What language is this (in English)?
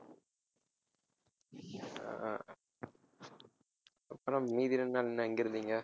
Tamil